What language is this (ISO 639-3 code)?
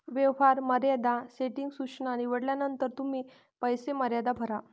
mar